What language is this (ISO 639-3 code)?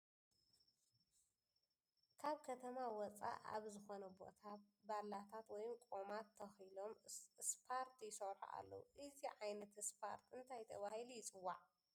tir